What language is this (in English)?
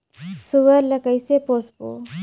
Chhattisgarhi